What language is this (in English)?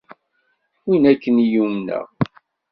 Kabyle